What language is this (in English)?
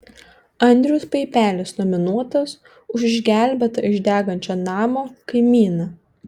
Lithuanian